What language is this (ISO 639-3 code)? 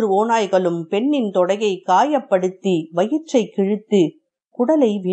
tam